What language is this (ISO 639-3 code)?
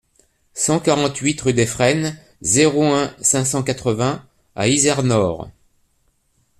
fra